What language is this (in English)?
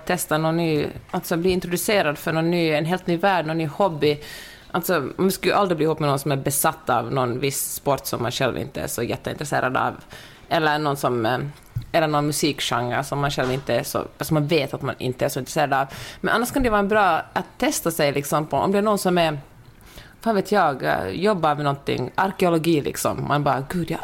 Swedish